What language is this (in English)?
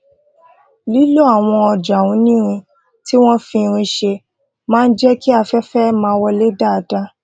Yoruba